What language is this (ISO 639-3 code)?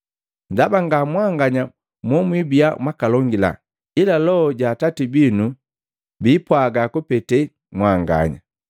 mgv